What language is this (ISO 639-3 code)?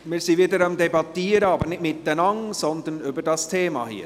gsw